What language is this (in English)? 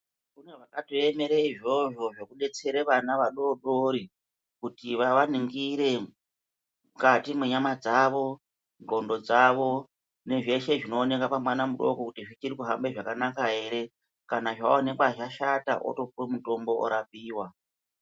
Ndau